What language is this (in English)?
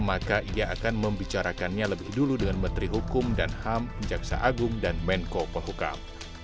Indonesian